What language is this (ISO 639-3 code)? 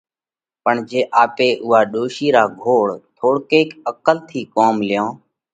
kvx